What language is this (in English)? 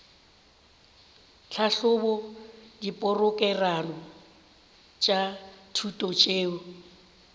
Northern Sotho